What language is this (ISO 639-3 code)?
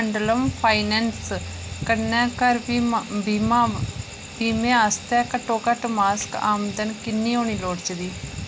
doi